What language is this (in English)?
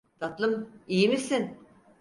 Turkish